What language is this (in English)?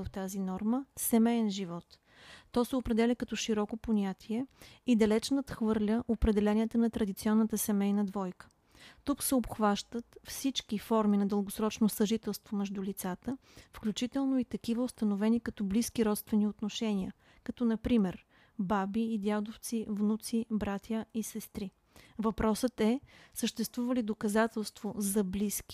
Bulgarian